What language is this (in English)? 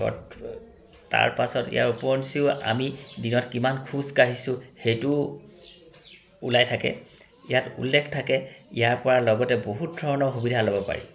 Assamese